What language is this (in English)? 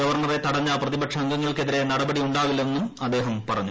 Malayalam